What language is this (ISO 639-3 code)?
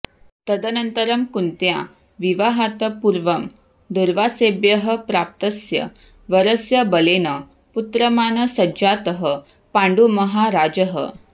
san